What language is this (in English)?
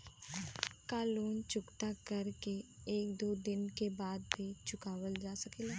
Bhojpuri